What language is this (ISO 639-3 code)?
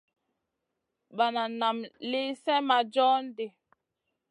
mcn